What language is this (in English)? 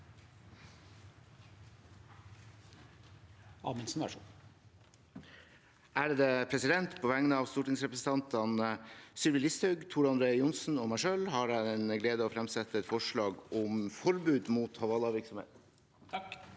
Norwegian